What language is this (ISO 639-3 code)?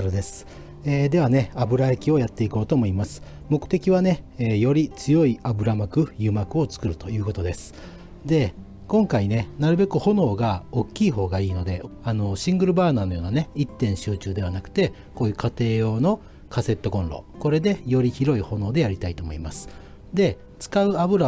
jpn